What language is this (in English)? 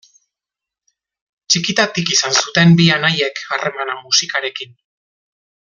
Basque